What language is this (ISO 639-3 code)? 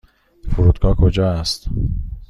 fas